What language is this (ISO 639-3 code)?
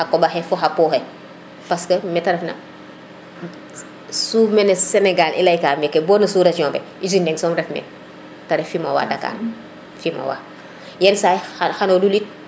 srr